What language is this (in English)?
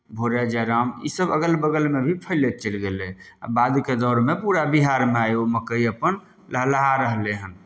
Maithili